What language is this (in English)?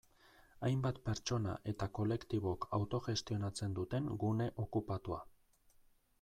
Basque